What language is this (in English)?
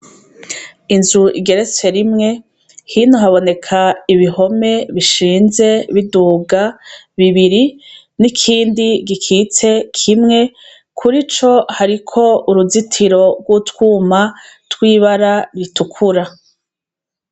Rundi